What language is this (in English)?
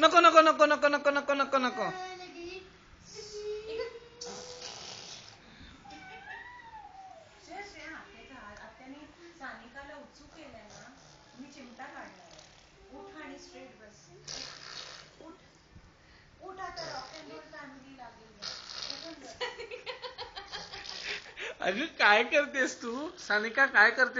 Arabic